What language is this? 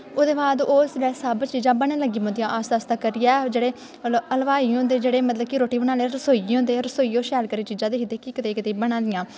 Dogri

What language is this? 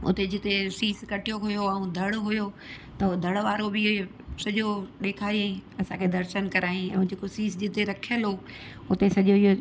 Sindhi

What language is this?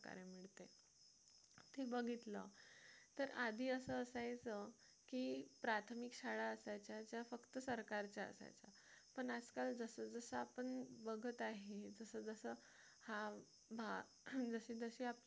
Marathi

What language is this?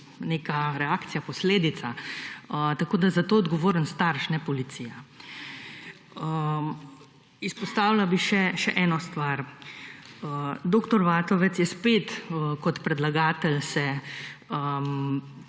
Slovenian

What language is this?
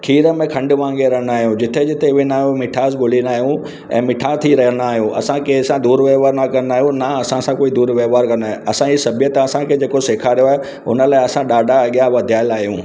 Sindhi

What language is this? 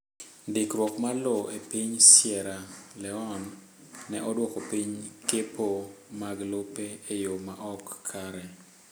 Luo (Kenya and Tanzania)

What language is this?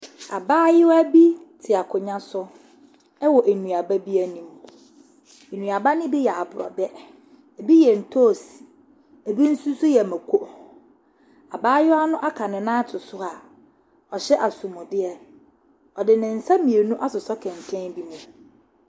Akan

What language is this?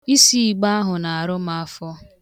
Igbo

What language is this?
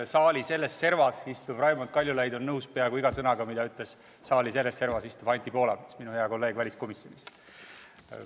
Estonian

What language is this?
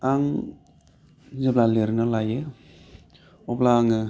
Bodo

